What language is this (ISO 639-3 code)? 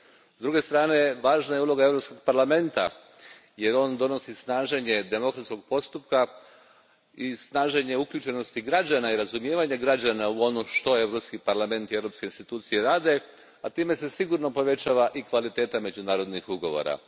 hrv